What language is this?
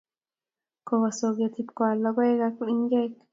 Kalenjin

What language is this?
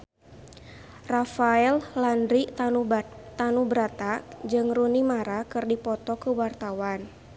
Sundanese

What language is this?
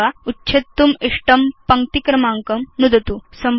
Sanskrit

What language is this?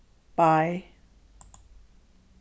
Faroese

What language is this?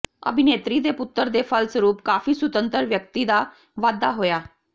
Punjabi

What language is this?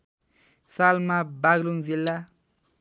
Nepali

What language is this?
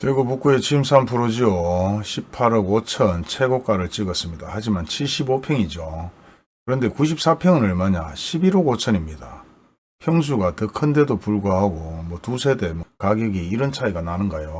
Korean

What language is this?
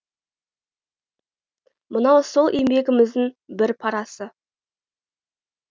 Kazakh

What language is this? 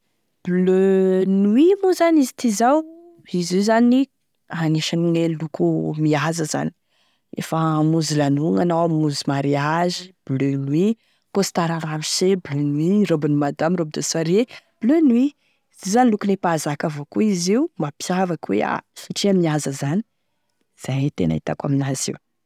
Tesaka Malagasy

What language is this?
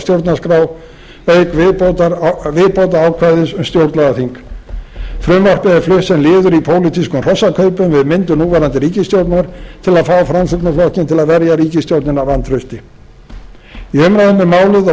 Icelandic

